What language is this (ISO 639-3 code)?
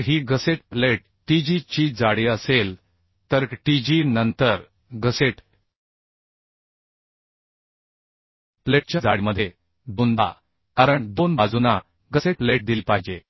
mar